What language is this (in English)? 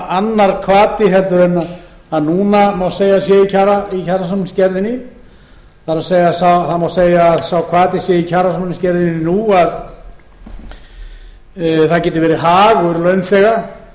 Icelandic